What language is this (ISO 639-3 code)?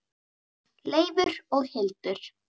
isl